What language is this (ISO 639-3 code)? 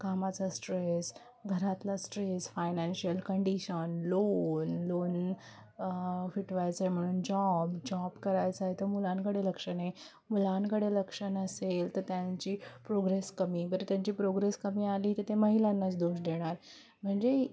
mar